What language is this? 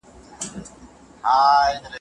Pashto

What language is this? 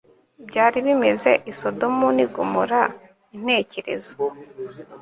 Kinyarwanda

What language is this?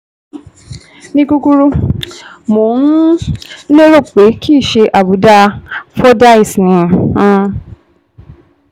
Yoruba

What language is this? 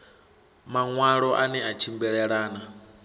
Venda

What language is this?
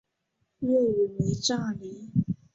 Chinese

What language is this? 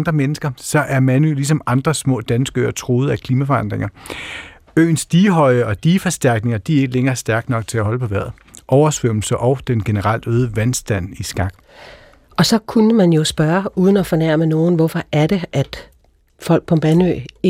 Danish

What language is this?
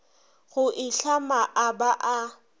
Northern Sotho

